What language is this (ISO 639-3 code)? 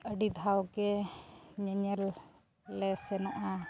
sat